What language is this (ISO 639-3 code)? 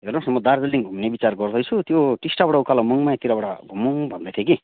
nep